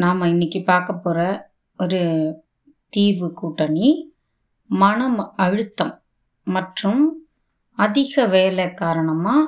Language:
Tamil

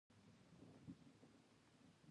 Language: Pashto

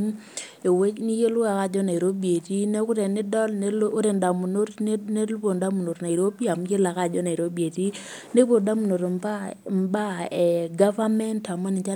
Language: Masai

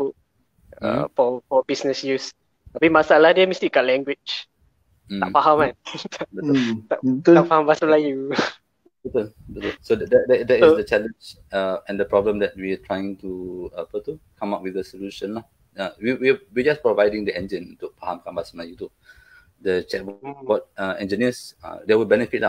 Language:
Malay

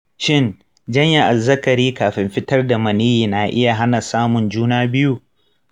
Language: Hausa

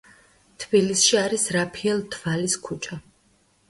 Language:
Georgian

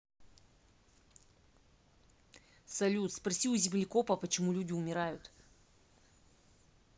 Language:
Russian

